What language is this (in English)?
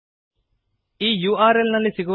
Kannada